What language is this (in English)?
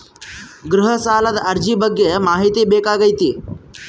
Kannada